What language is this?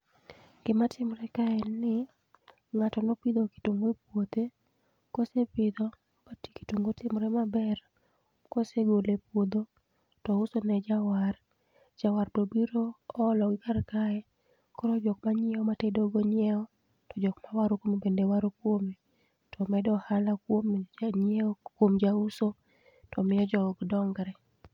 Luo (Kenya and Tanzania)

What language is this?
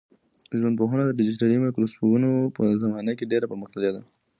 Pashto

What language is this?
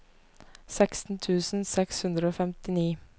Norwegian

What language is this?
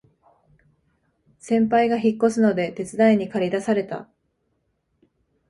Japanese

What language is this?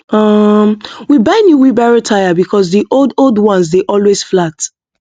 Nigerian Pidgin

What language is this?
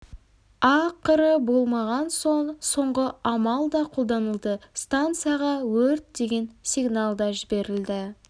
Kazakh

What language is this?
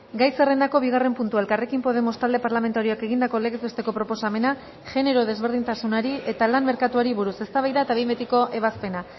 Basque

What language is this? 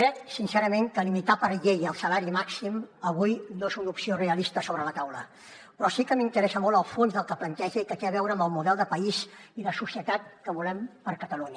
Catalan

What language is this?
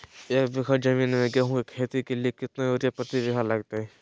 Magahi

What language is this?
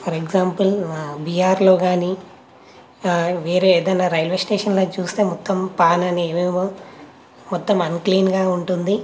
Telugu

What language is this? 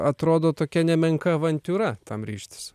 Lithuanian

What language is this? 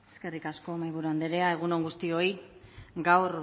Basque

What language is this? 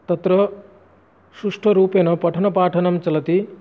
Sanskrit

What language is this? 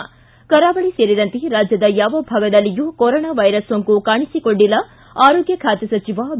Kannada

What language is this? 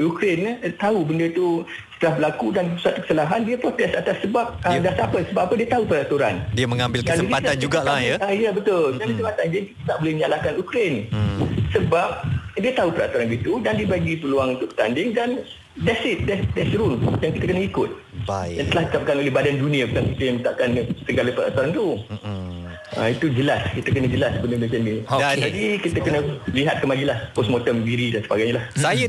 Malay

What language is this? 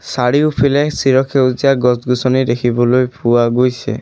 Assamese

